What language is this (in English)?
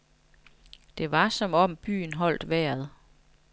Danish